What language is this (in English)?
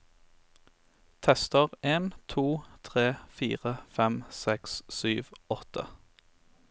Norwegian